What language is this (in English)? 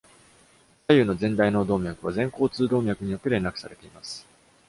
Japanese